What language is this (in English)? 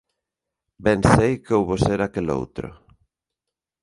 Galician